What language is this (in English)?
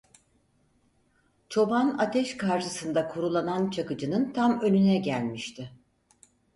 Turkish